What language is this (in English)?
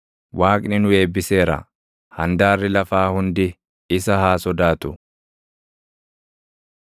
Oromo